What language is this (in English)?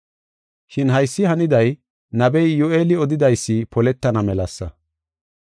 Gofa